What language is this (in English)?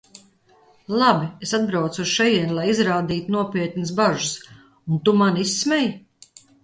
Latvian